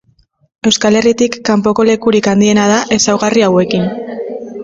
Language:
Basque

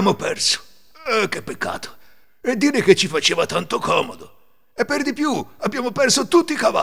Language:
Italian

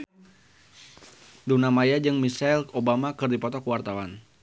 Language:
Sundanese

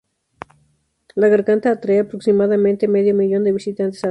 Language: Spanish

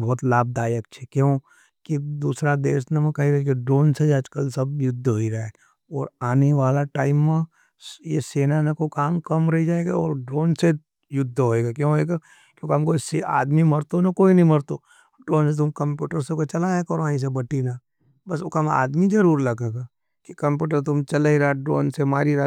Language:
Nimadi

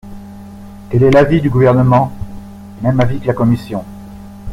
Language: French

